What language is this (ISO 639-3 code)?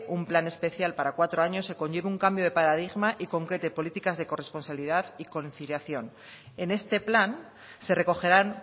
spa